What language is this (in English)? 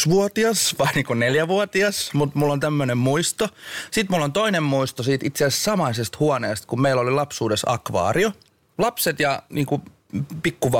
Finnish